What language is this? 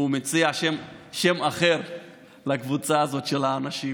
Hebrew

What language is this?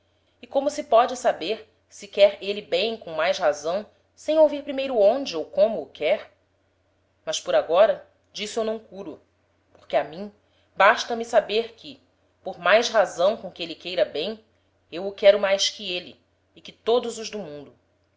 Portuguese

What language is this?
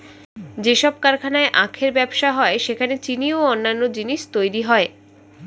Bangla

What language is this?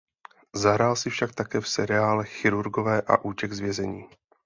Czech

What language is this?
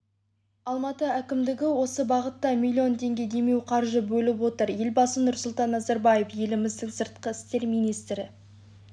Kazakh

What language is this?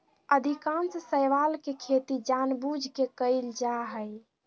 Magahi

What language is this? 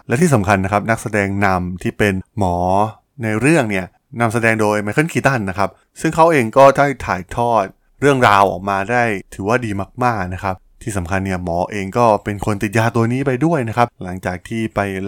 Thai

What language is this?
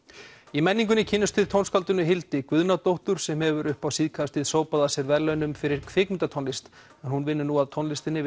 Icelandic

